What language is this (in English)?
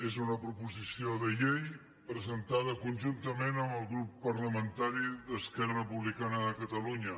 Catalan